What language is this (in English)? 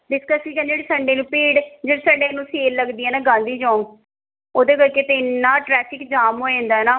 Punjabi